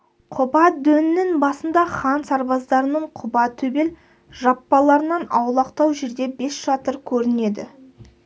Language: Kazakh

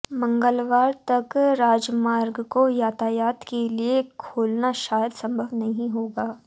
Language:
Hindi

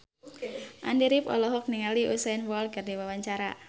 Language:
Sundanese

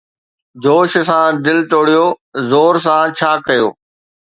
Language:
Sindhi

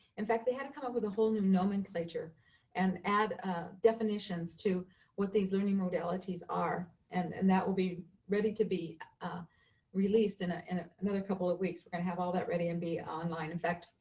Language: English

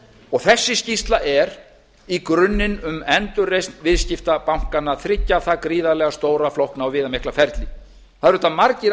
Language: Icelandic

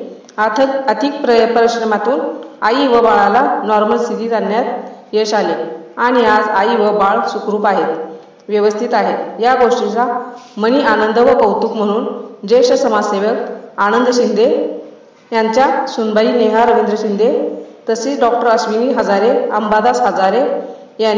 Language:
Thai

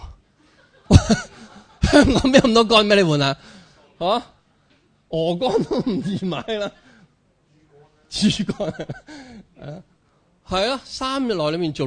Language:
Chinese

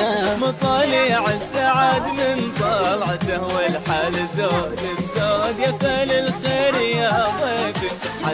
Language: Arabic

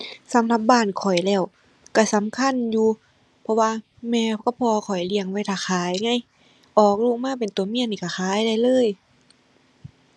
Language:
Thai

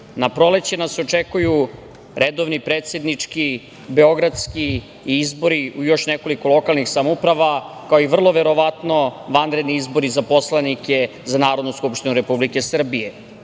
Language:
Serbian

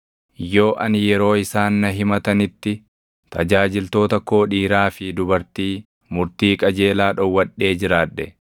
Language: Oromo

